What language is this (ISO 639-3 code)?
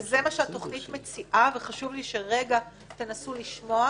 heb